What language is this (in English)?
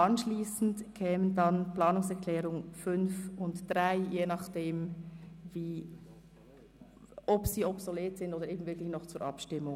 Swiss German